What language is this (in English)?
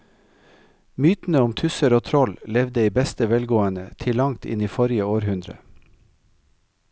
Norwegian